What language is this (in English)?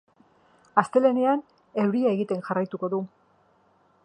Basque